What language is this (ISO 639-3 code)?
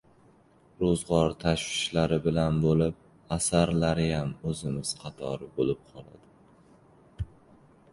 uzb